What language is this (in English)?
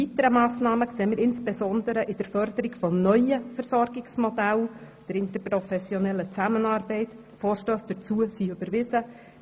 Swiss German